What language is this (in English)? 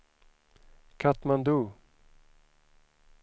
Swedish